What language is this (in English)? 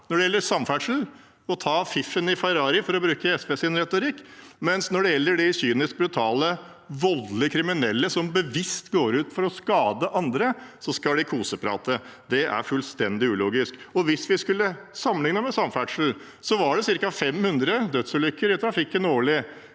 Norwegian